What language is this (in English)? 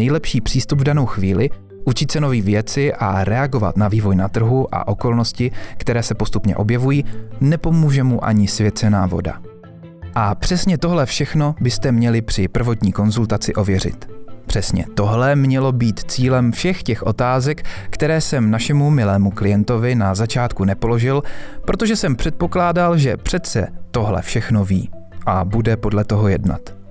Czech